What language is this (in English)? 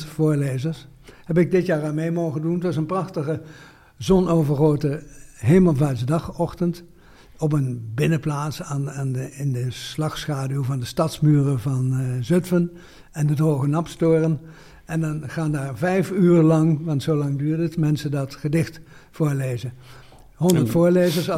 Dutch